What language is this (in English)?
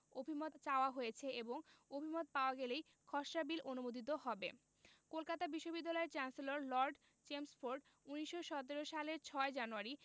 Bangla